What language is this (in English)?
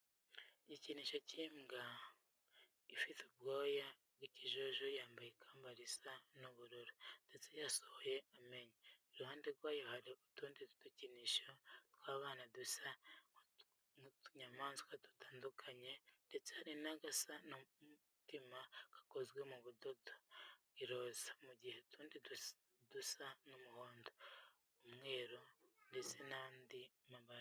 Kinyarwanda